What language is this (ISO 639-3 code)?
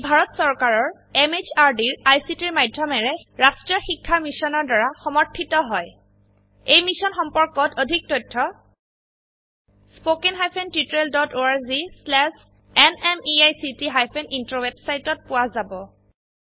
asm